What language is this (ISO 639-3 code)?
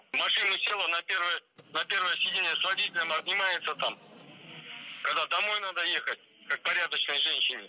kaz